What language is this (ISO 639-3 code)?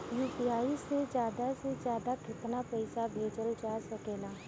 bho